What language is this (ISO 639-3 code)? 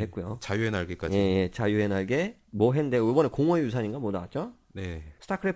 kor